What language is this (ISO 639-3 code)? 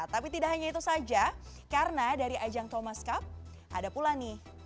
ind